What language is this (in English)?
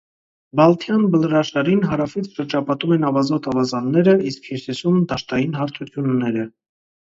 Armenian